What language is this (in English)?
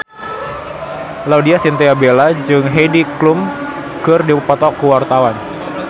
Sundanese